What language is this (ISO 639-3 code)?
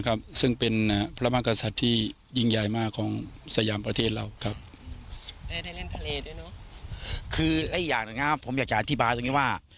tha